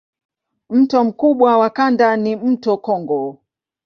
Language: Swahili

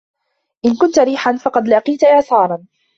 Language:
Arabic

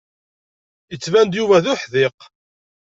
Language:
Kabyle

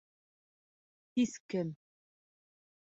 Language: Bashkir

